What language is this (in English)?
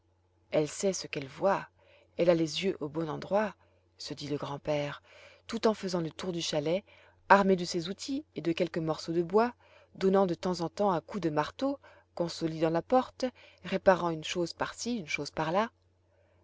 French